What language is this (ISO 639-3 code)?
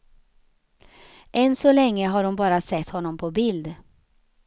swe